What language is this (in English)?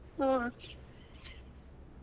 Kannada